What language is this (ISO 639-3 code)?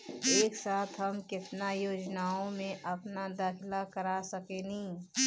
bho